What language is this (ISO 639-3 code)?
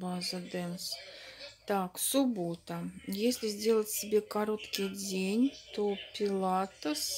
rus